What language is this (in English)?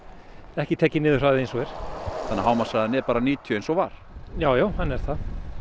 Icelandic